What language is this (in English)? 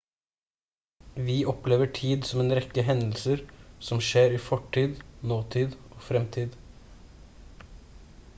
Norwegian Bokmål